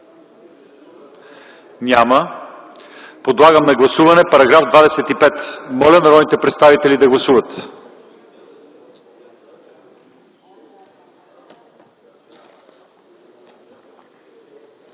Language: Bulgarian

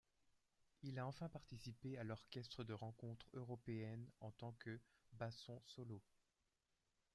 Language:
French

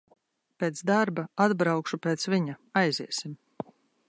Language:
Latvian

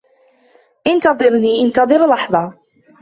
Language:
Arabic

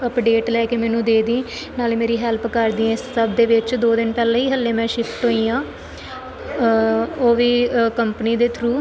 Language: Punjabi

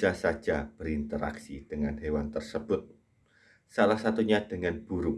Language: Indonesian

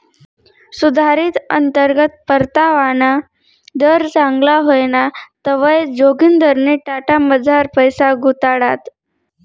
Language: Marathi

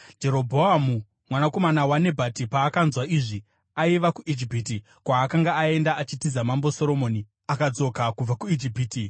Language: Shona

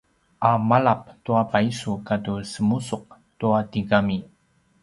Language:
Paiwan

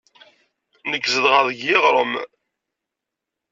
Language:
Kabyle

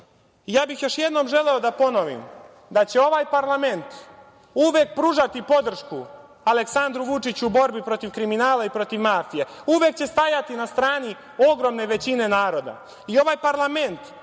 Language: Serbian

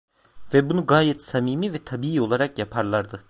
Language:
Turkish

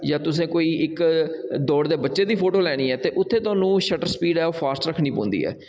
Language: Dogri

